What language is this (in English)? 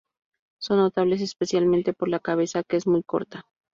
Spanish